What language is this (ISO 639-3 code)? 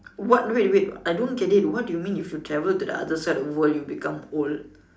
eng